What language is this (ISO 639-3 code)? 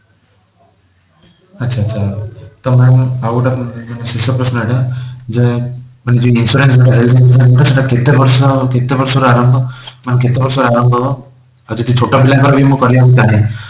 ori